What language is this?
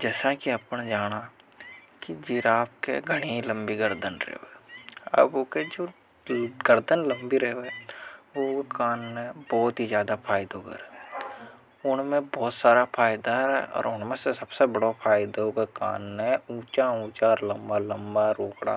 Hadothi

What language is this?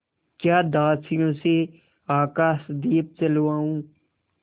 Hindi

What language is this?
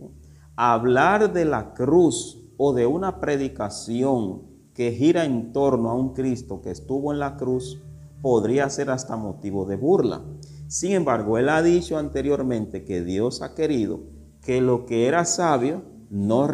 Spanish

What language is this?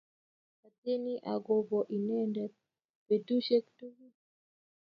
Kalenjin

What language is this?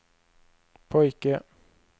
Swedish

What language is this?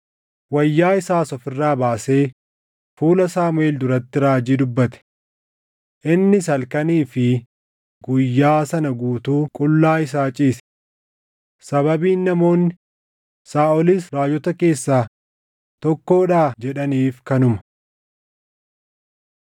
Oromo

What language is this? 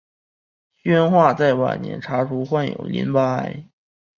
Chinese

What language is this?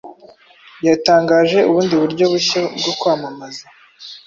Kinyarwanda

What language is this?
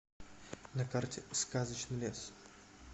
Russian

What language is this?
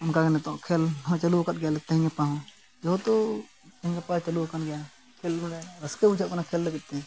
Santali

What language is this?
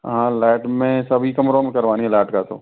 Hindi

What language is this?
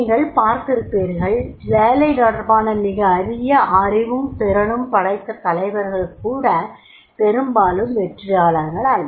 Tamil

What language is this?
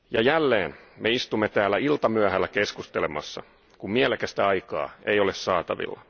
Finnish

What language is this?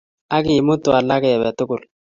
Kalenjin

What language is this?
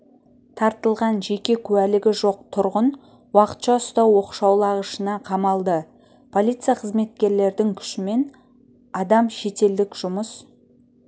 Kazakh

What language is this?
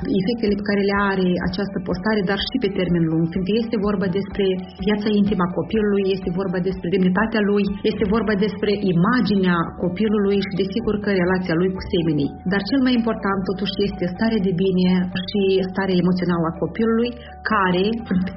Romanian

